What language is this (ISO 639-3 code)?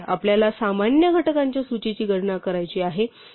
mar